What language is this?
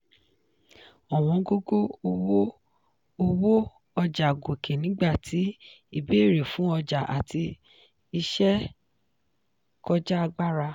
Yoruba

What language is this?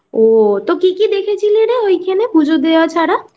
Bangla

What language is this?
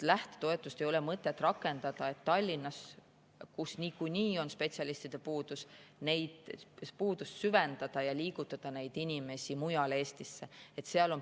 Estonian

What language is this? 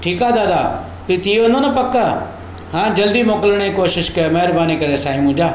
Sindhi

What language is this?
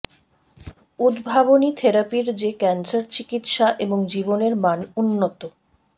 Bangla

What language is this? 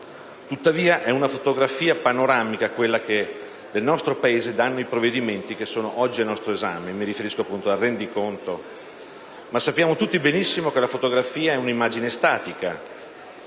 Italian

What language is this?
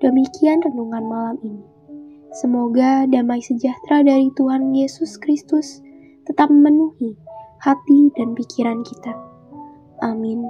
Indonesian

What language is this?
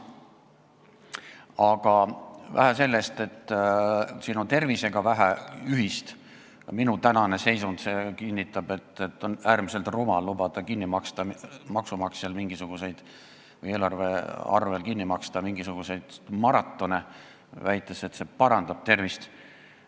Estonian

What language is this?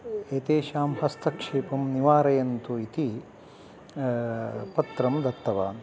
Sanskrit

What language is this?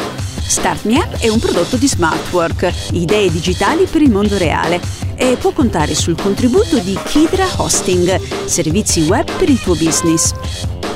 Italian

